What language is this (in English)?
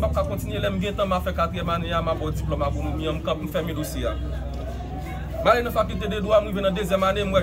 French